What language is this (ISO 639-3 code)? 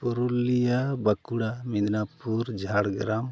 sat